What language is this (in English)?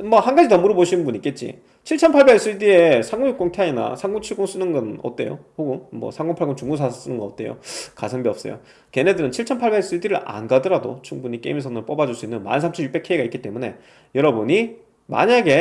Korean